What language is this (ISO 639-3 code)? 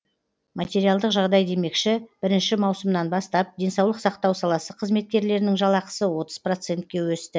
kaz